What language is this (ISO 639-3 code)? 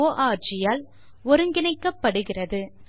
tam